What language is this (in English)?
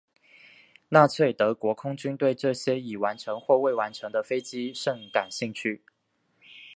Chinese